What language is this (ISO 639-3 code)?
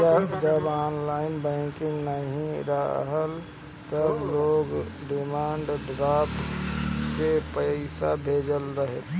bho